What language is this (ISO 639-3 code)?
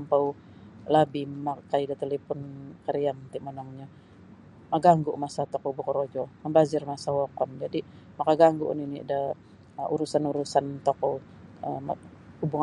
bsy